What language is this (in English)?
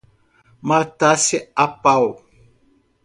Portuguese